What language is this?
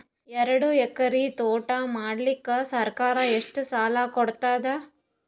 Kannada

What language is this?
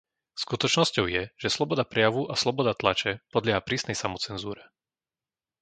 Slovak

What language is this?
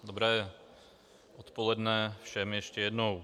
Czech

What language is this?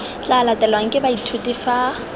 Tswana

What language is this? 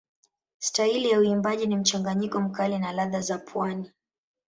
Swahili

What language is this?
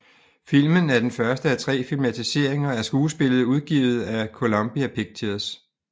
Danish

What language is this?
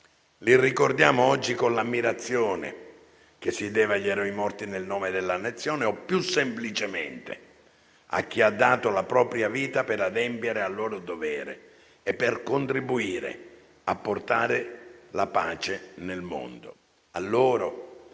Italian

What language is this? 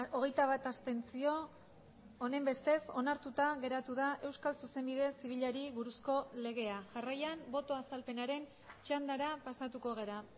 Basque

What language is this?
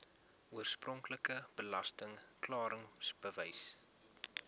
Afrikaans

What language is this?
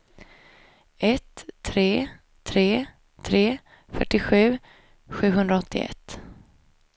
Swedish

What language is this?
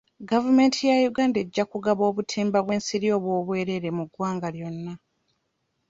Ganda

